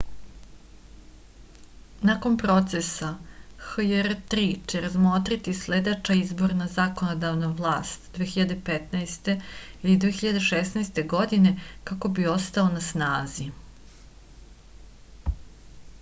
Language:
Serbian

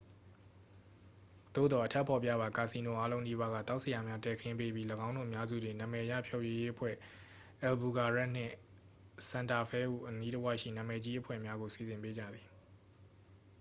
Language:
Burmese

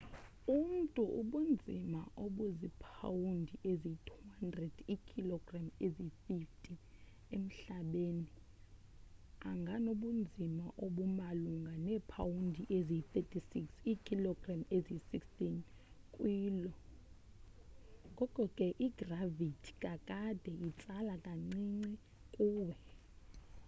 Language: Xhosa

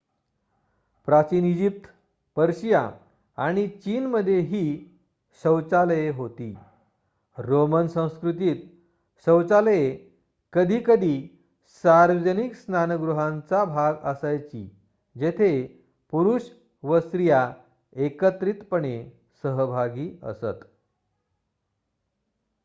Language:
Marathi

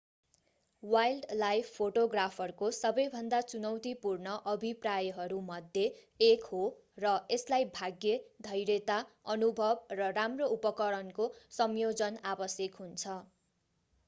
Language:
Nepali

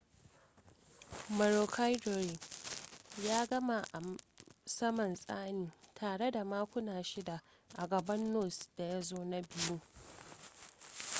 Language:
Hausa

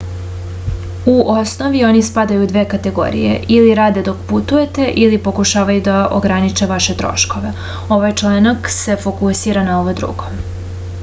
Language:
Serbian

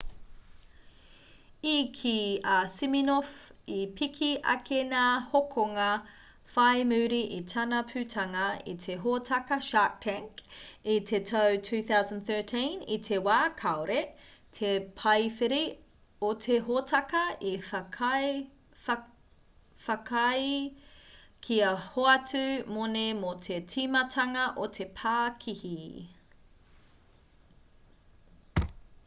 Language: Māori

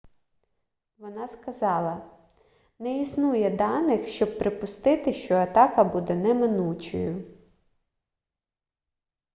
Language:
Ukrainian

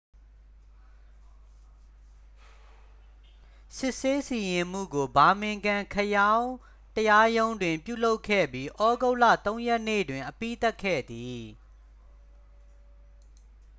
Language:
Burmese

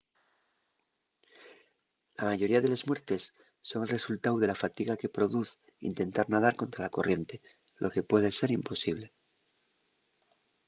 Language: Asturian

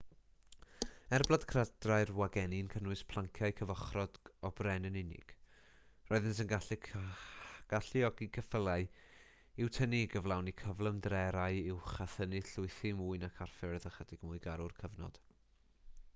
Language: Welsh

